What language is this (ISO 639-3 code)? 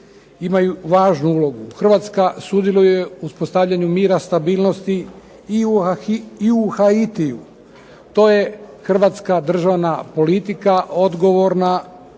hrv